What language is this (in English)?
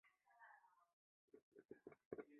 Chinese